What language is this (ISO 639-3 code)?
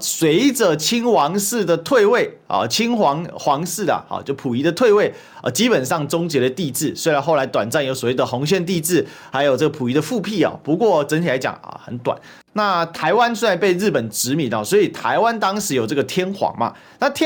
zho